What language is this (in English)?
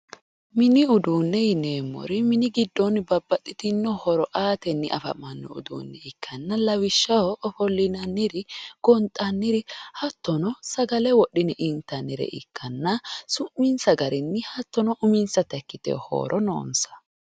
Sidamo